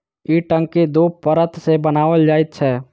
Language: Maithili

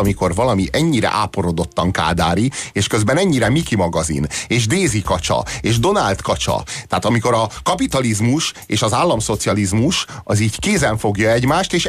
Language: Hungarian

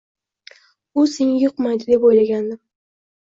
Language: Uzbek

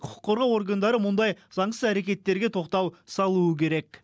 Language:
Kazakh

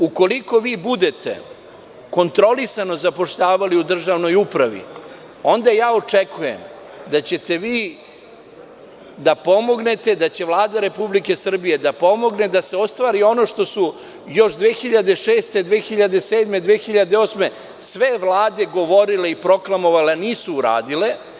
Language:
Serbian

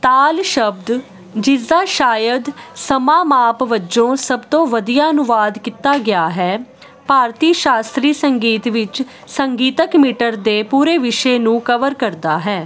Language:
Punjabi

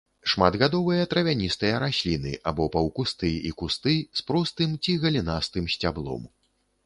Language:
Belarusian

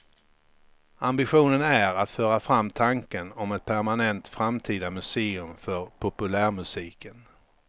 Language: Swedish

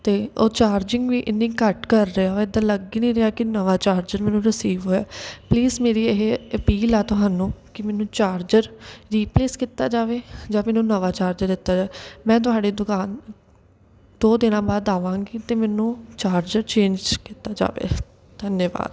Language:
Punjabi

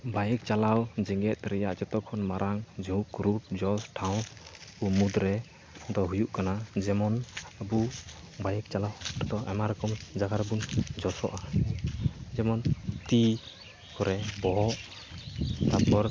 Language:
Santali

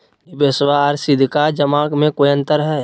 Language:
Magahi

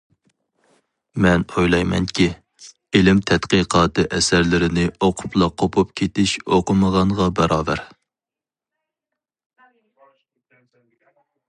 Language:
Uyghur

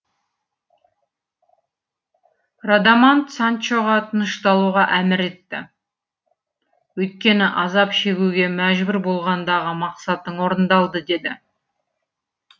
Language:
Kazakh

